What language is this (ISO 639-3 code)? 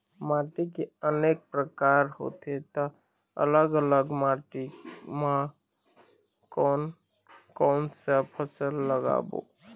hne